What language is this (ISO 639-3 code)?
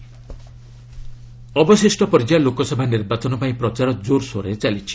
ori